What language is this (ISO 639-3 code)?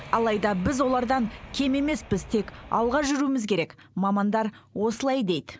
kaz